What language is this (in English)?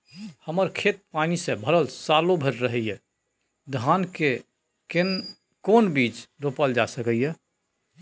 Maithili